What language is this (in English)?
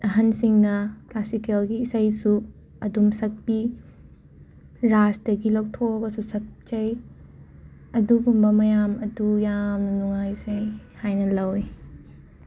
Manipuri